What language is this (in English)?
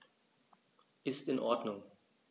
German